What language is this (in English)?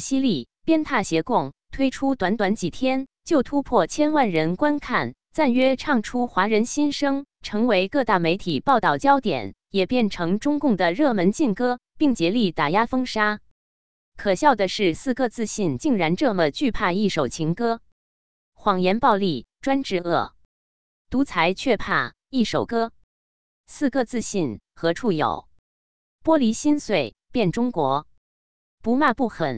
Chinese